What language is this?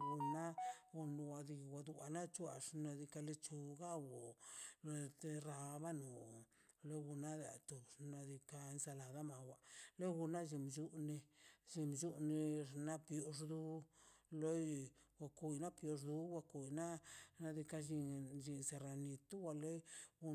Mazaltepec Zapotec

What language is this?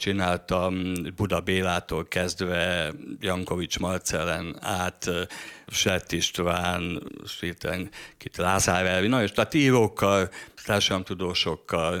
Hungarian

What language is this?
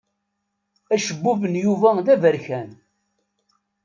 Kabyle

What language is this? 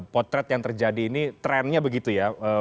Indonesian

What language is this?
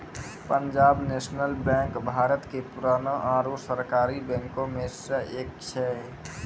Maithili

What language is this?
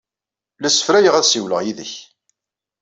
Kabyle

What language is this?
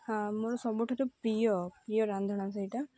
Odia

